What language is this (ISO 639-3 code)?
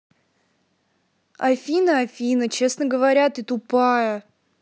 rus